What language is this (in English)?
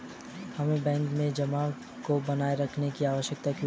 Hindi